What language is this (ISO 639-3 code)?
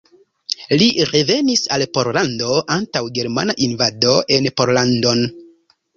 epo